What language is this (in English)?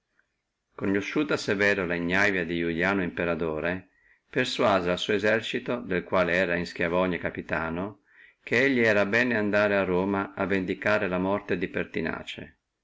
Italian